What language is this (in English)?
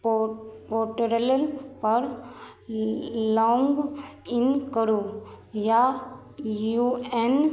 Maithili